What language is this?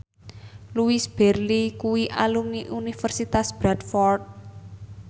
Javanese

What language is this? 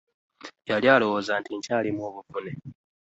Ganda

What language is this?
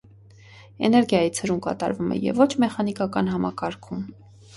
Armenian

